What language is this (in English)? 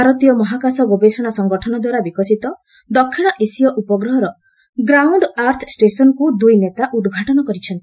Odia